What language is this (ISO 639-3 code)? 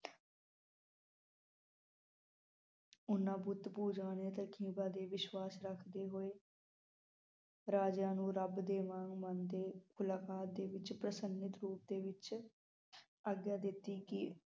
pan